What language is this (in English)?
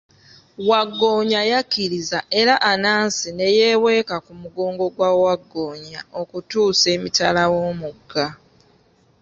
Ganda